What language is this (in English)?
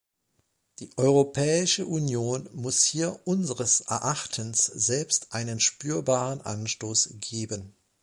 German